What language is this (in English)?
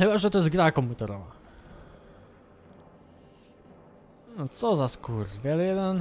Polish